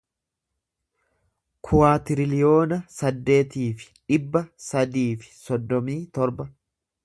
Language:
Oromo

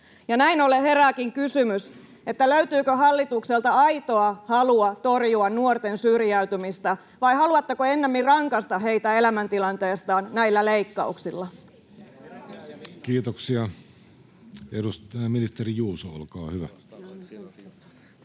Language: Finnish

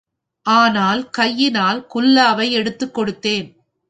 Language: Tamil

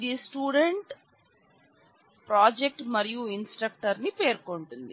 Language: Telugu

